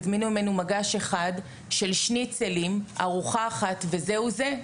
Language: Hebrew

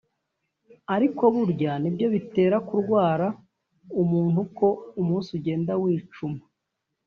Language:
Kinyarwanda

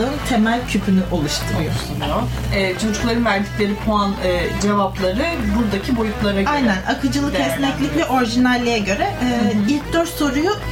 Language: Turkish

